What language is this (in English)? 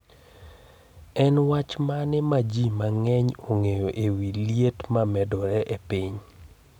Luo (Kenya and Tanzania)